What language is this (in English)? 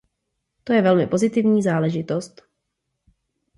Czech